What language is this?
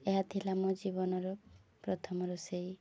Odia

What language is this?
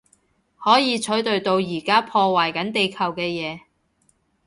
Cantonese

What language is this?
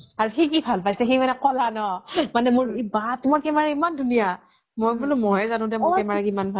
Assamese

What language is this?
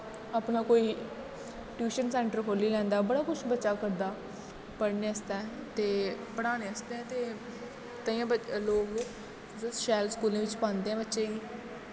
Dogri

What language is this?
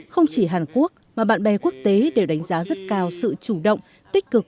Vietnamese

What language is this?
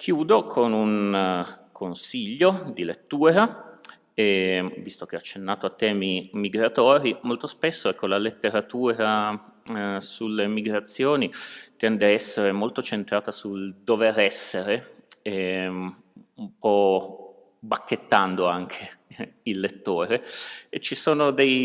Italian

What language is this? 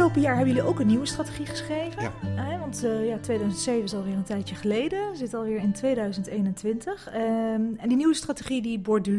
Dutch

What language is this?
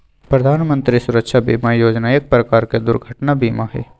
Magahi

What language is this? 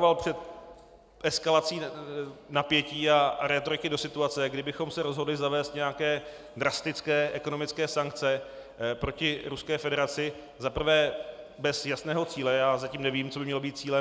Czech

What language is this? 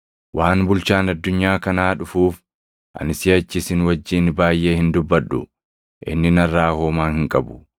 Oromo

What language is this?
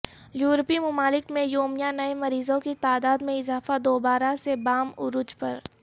Urdu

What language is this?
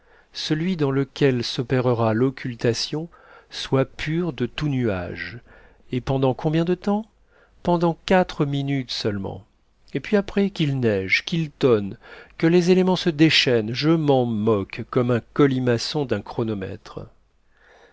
French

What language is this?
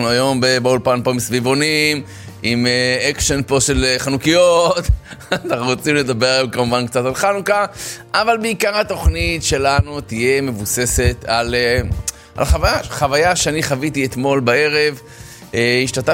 Hebrew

